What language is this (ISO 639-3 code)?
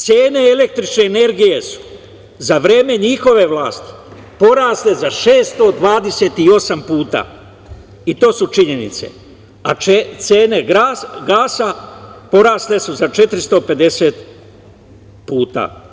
srp